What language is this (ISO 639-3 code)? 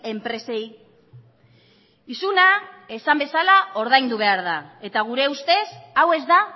eus